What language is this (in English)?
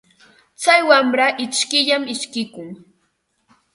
Ambo-Pasco Quechua